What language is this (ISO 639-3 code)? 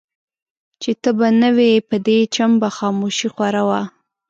pus